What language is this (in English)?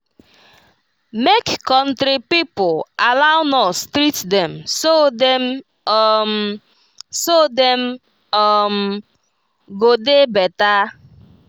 Nigerian Pidgin